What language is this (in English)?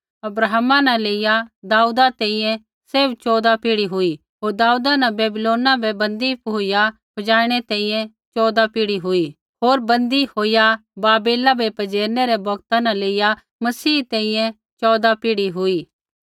Kullu Pahari